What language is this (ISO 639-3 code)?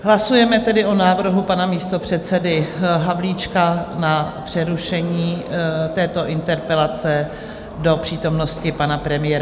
ces